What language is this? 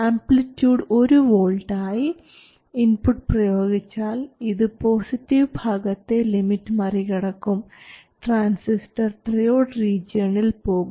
Malayalam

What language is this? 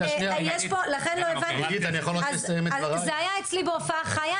Hebrew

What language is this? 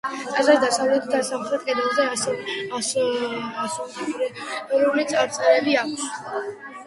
Georgian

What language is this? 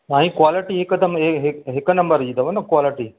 Sindhi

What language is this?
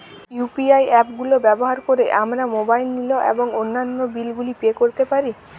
Bangla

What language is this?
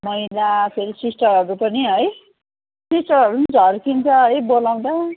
Nepali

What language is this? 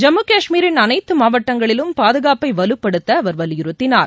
Tamil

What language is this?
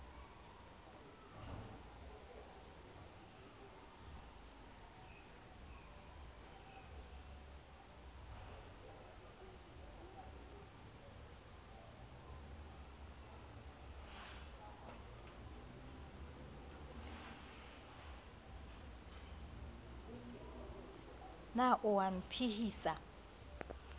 Southern Sotho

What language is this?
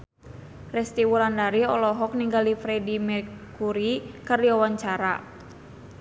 Sundanese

